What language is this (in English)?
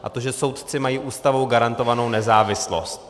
Czech